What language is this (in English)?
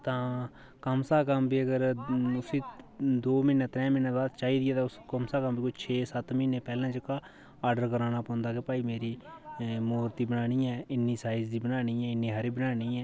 Dogri